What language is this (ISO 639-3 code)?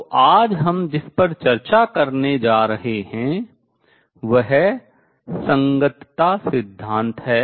hin